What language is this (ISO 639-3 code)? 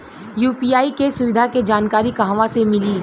bho